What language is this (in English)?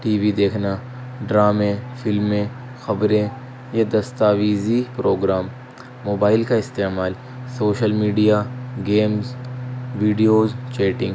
Urdu